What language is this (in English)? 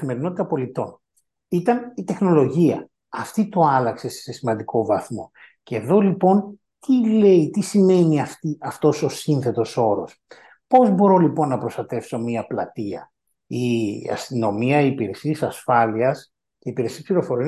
Greek